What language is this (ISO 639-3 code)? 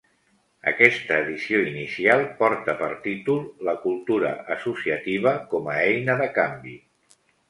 cat